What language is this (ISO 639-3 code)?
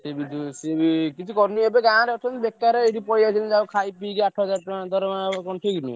ori